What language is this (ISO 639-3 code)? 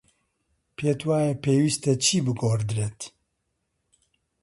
ckb